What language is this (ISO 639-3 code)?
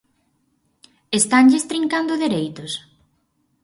glg